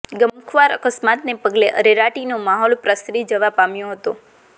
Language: Gujarati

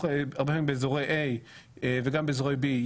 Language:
Hebrew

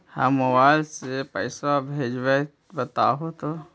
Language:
Magahi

